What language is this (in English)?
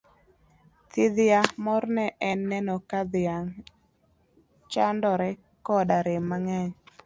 Luo (Kenya and Tanzania)